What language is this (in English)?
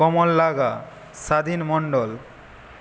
Bangla